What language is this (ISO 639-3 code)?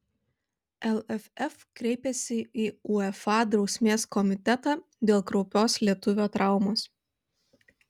lit